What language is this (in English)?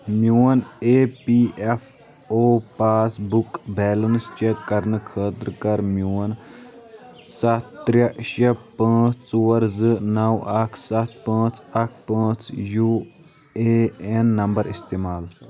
Kashmiri